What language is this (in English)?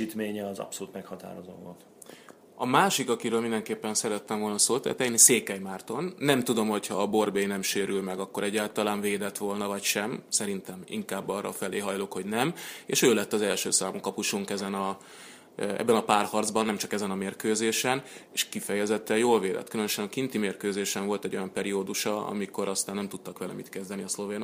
Hungarian